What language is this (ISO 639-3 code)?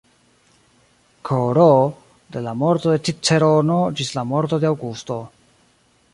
epo